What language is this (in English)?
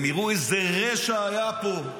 Hebrew